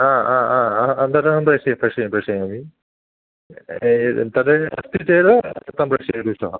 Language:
Sanskrit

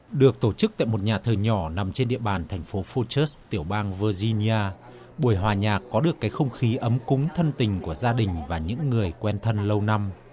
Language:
Vietnamese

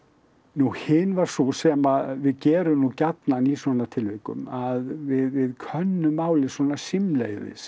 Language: Icelandic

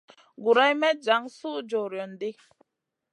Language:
Masana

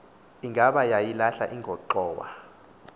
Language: Xhosa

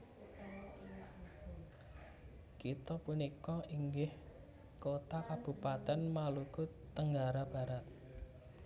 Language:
Javanese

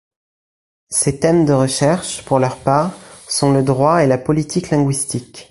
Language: French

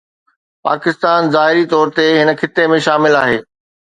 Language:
Sindhi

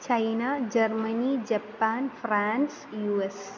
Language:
Sanskrit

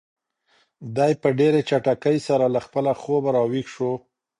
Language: Pashto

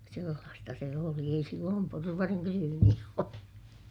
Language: Finnish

